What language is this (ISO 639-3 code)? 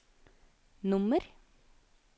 nor